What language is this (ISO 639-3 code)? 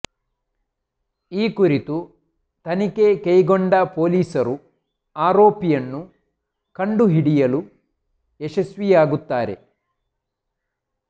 kan